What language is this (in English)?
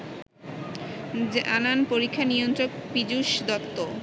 Bangla